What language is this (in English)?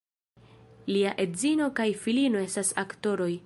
Esperanto